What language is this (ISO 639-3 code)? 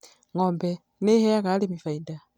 kik